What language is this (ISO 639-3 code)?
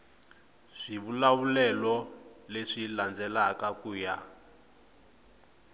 tso